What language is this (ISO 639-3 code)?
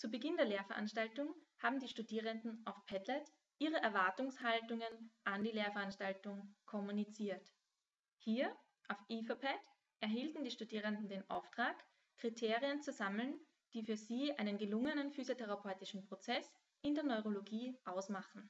deu